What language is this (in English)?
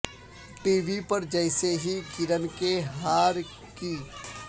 Urdu